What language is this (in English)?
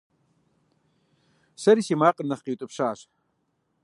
Kabardian